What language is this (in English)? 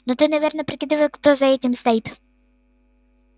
Russian